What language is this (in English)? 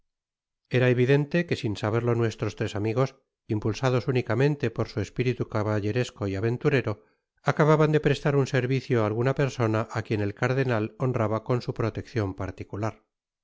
Spanish